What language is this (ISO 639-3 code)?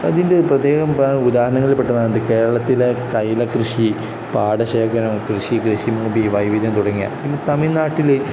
mal